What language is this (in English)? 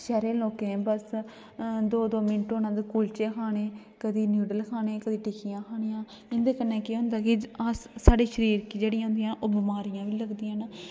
Dogri